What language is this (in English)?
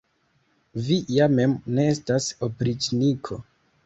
Esperanto